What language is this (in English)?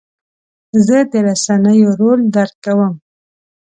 Pashto